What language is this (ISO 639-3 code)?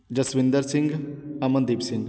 pan